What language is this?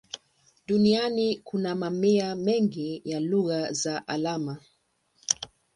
Swahili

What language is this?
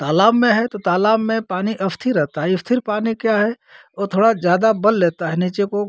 Hindi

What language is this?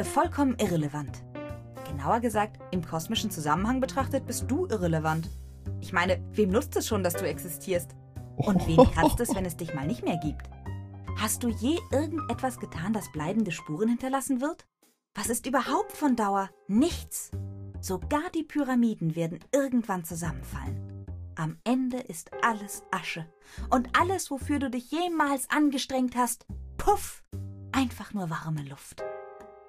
German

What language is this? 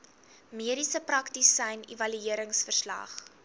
Afrikaans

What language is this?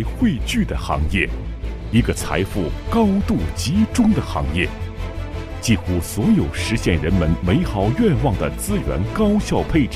Chinese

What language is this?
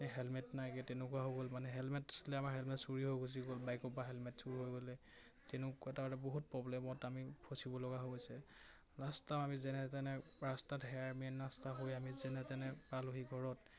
Assamese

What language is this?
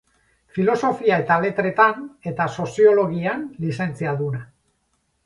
Basque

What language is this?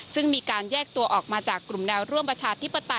Thai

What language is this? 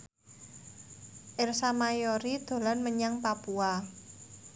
Javanese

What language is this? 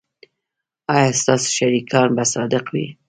Pashto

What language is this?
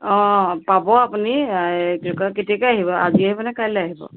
Assamese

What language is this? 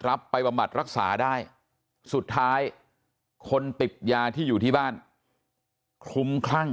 Thai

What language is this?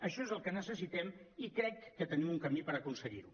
Catalan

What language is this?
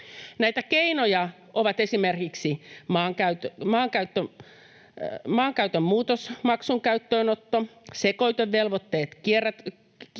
Finnish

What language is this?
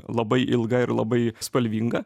Lithuanian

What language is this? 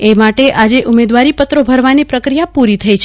Gujarati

